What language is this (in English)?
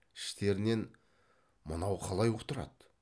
Kazakh